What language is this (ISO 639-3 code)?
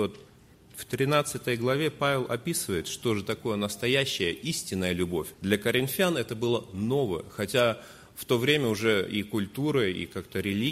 rus